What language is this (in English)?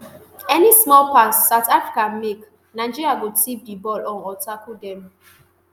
Nigerian Pidgin